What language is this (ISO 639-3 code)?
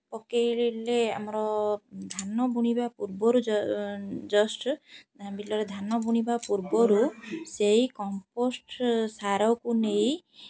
ori